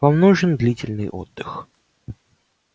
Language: Russian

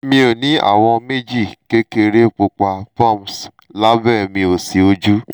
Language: Yoruba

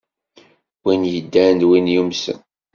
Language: Kabyle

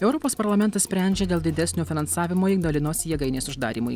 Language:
Lithuanian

